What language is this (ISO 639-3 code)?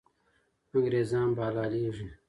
pus